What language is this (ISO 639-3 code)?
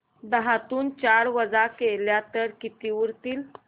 mar